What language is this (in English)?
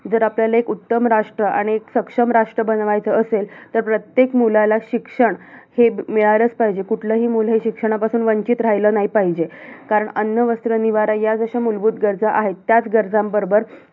Marathi